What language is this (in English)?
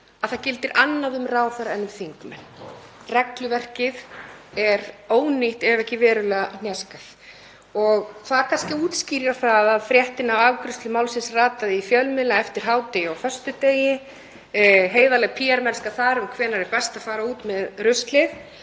Icelandic